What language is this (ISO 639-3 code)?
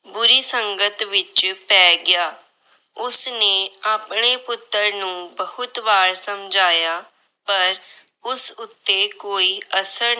pan